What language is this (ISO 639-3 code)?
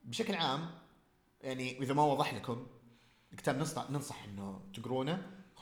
ara